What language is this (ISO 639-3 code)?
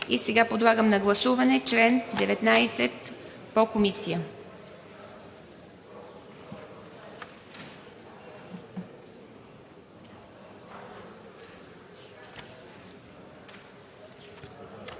bul